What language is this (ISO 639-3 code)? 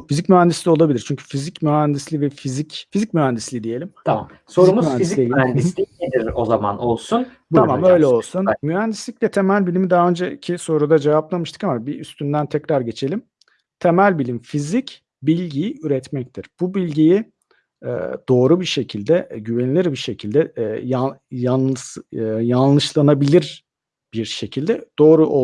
tur